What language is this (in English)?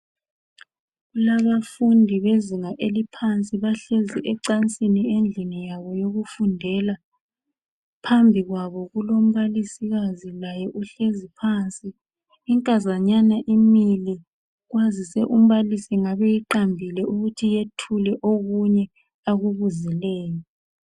North Ndebele